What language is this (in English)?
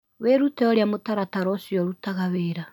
Kikuyu